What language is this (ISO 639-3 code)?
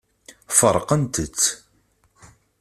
kab